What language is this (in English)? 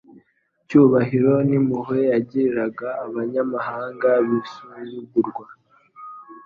Kinyarwanda